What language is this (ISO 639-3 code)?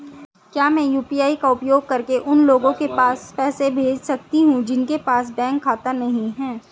hin